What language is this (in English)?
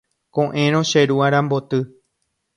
Guarani